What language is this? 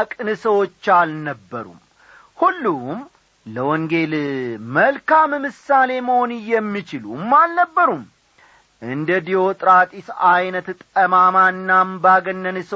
Amharic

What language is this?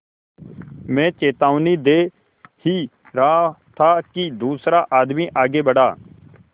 Hindi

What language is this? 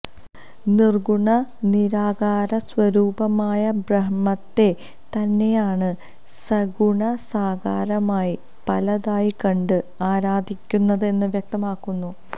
Malayalam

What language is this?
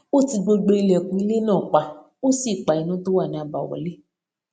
Yoruba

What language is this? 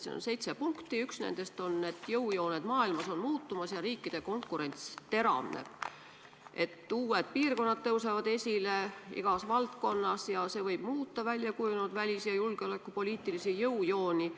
Estonian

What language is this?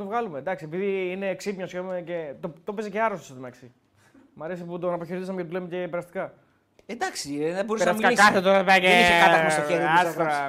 Greek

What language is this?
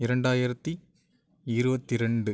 Tamil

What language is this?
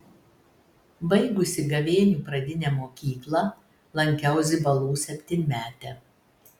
Lithuanian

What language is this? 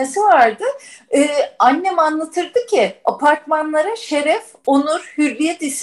Turkish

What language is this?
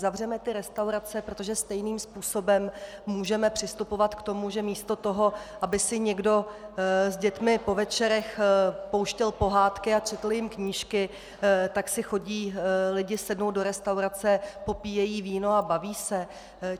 Czech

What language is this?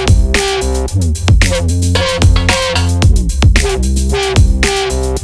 English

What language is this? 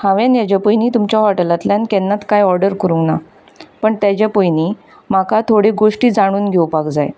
Konkani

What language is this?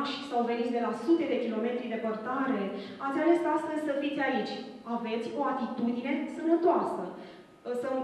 Romanian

